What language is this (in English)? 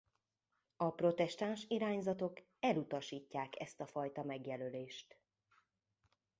Hungarian